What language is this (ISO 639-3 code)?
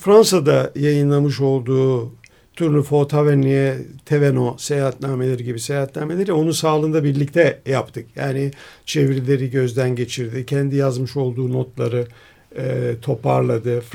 tur